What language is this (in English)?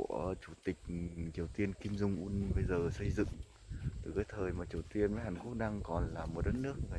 Vietnamese